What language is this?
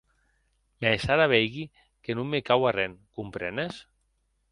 Occitan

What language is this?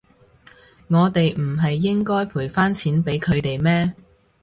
Cantonese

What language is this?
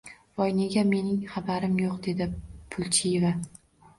Uzbek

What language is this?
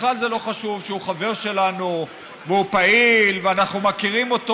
Hebrew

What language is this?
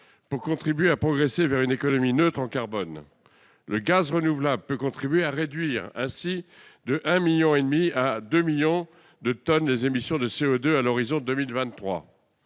French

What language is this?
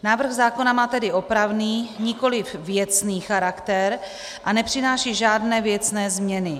Czech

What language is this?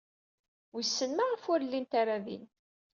Kabyle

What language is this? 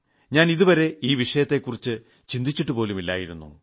Malayalam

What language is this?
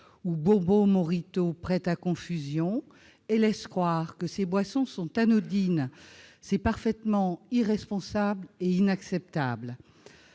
French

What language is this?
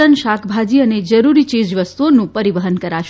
Gujarati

